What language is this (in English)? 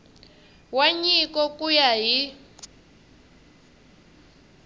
Tsonga